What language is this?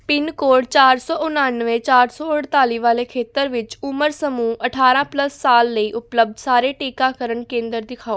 Punjabi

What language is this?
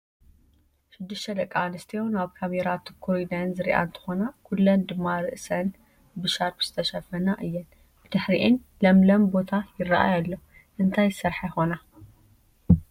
Tigrinya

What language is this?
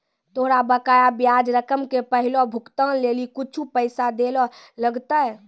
Maithili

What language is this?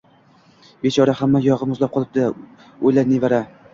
Uzbek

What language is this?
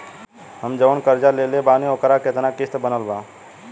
Bhojpuri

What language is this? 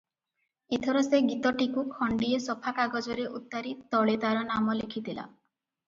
Odia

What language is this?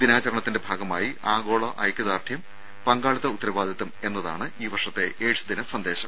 Malayalam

